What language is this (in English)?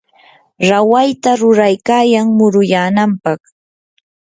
Yanahuanca Pasco Quechua